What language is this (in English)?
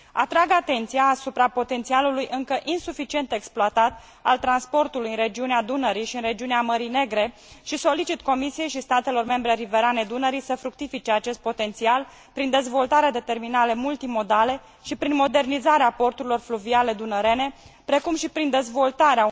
Romanian